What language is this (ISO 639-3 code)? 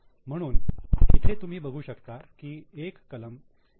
mar